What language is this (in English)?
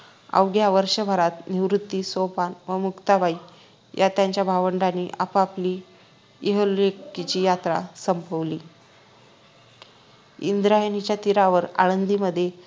Marathi